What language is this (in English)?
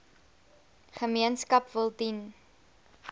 Afrikaans